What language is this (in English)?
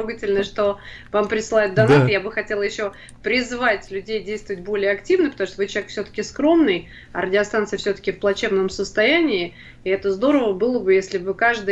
Russian